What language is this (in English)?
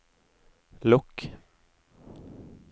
Norwegian